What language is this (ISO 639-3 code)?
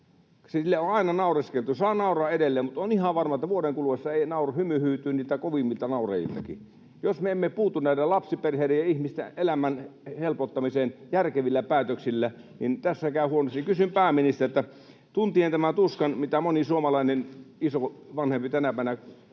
fin